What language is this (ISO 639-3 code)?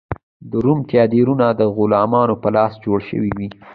pus